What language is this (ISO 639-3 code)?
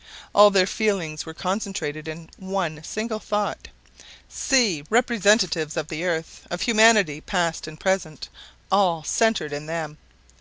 eng